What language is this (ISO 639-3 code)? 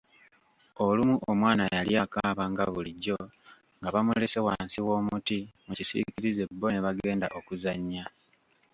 lug